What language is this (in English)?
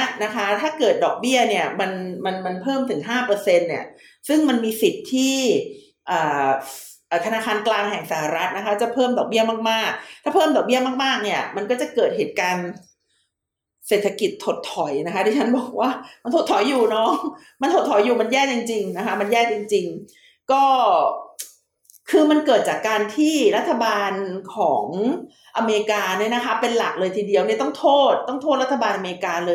Thai